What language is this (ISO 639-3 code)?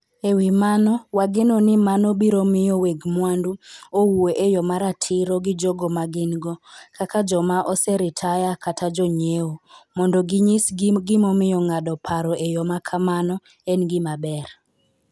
luo